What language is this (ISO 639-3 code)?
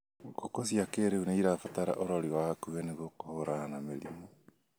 kik